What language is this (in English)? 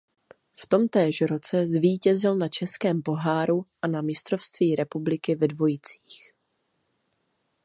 Czech